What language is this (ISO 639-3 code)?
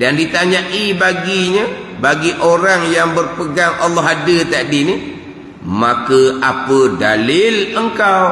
msa